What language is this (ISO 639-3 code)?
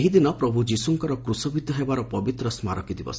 ori